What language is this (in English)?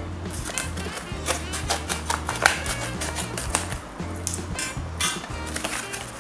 Portuguese